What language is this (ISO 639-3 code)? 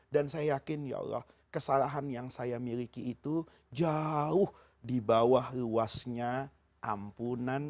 ind